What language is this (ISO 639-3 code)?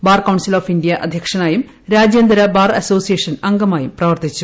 mal